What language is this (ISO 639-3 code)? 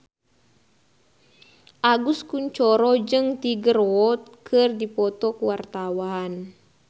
sun